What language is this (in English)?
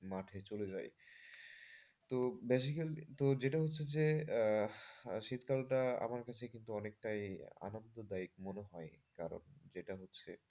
Bangla